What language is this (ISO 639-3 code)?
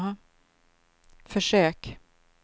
swe